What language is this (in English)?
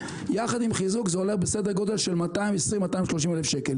Hebrew